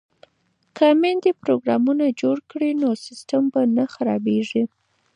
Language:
Pashto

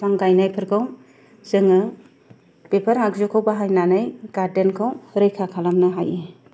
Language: Bodo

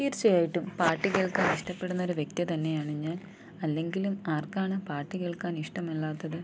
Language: Malayalam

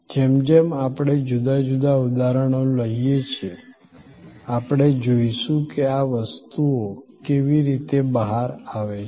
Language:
Gujarati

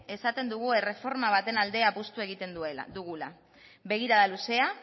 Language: Basque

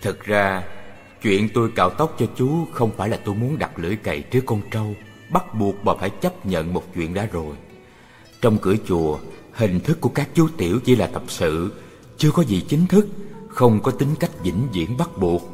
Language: Vietnamese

